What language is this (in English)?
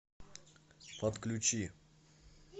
Russian